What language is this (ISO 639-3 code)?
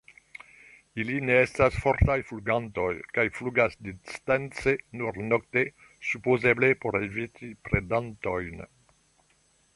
epo